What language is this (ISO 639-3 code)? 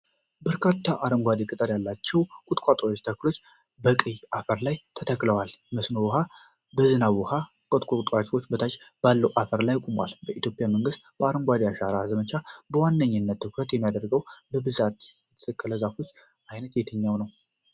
amh